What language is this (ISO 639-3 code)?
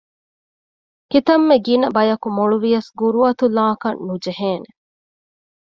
div